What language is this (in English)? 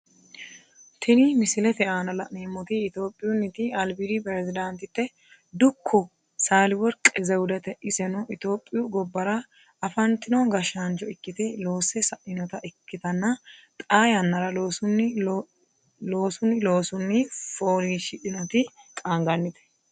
Sidamo